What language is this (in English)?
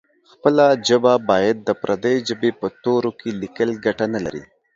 Pashto